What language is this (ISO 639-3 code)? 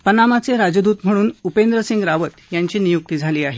mar